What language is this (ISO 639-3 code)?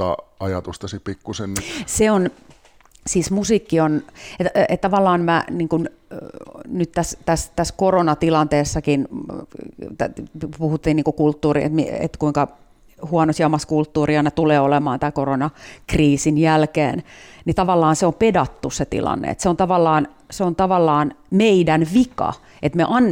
fin